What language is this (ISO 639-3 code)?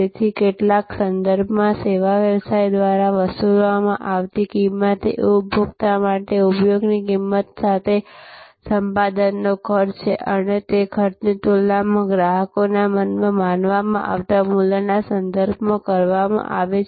guj